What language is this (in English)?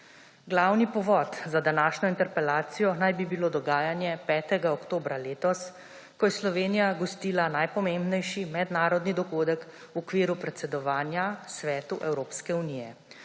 Slovenian